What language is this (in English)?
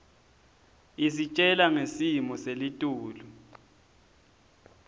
Swati